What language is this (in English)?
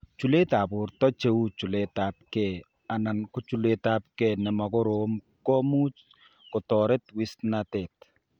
Kalenjin